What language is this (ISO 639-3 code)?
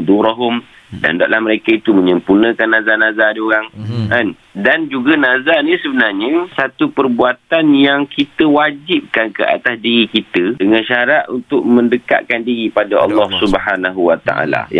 msa